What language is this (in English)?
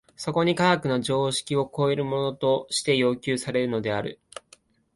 Japanese